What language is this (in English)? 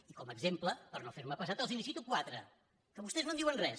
Catalan